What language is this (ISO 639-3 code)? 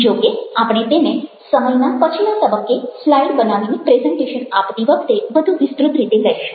guj